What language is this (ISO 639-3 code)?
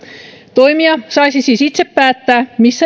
fin